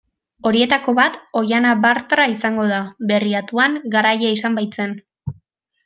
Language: Basque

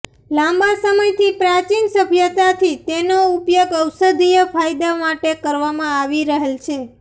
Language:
Gujarati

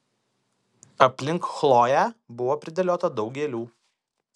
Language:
Lithuanian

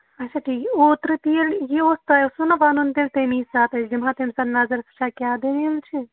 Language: Kashmiri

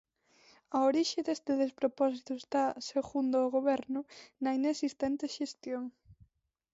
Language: Galician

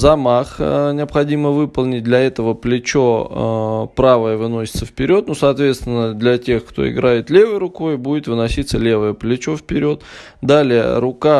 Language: Russian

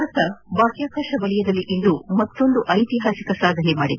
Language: Kannada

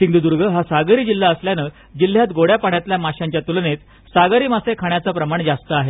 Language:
Marathi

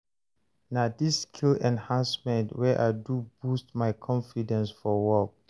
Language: Nigerian Pidgin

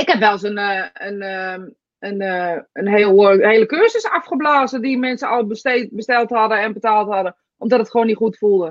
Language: Dutch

